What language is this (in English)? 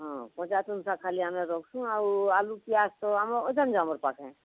Odia